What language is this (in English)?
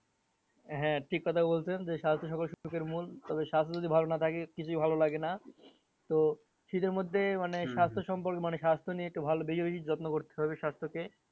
Bangla